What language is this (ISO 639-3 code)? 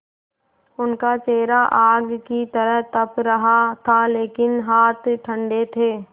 hin